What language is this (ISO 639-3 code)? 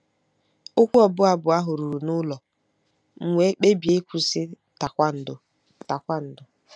ibo